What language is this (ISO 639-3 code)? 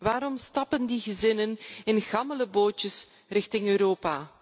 nld